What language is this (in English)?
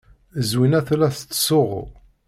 Kabyle